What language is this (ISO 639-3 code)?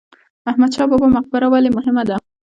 pus